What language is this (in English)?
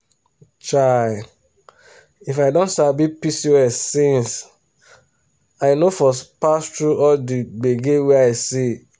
Nigerian Pidgin